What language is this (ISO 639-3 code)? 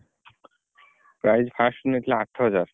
ori